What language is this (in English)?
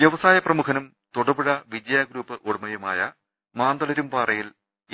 Malayalam